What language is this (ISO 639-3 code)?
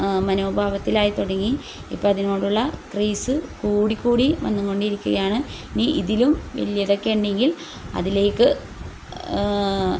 mal